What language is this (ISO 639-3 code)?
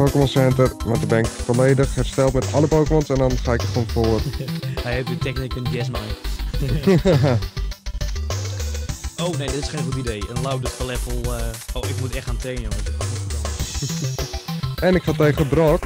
nld